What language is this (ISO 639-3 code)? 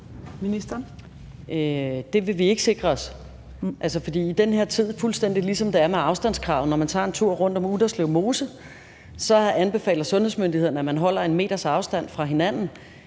dan